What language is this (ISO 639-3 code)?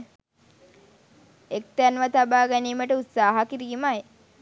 sin